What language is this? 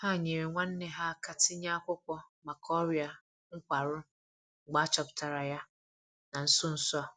Igbo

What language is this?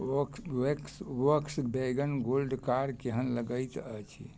Maithili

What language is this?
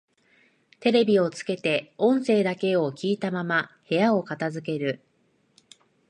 Japanese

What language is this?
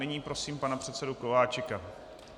Czech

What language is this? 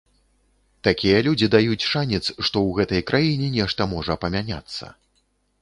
Belarusian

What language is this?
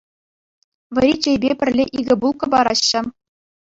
Chuvash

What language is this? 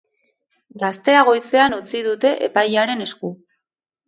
Basque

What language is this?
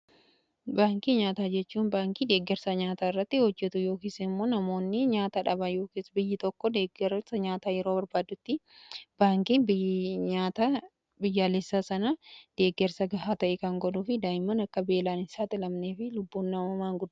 Oromo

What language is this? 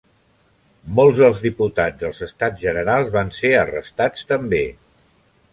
Catalan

